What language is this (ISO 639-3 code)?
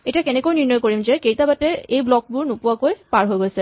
asm